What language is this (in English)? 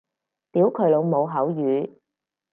Cantonese